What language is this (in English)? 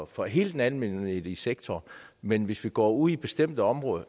Danish